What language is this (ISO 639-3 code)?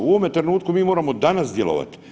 hrv